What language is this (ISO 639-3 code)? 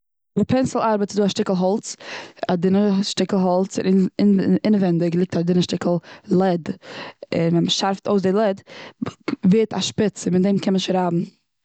yid